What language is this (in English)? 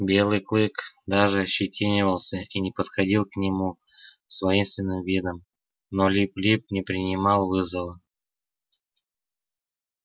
Russian